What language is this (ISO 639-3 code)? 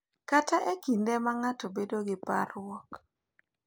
luo